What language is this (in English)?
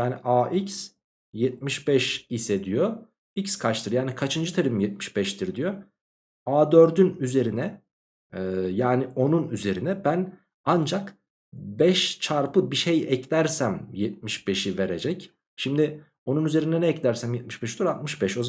Turkish